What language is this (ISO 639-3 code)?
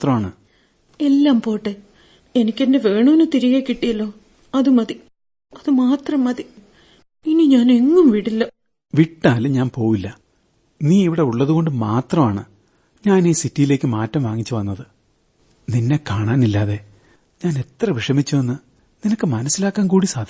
mal